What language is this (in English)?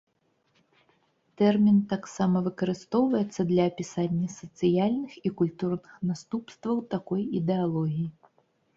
Belarusian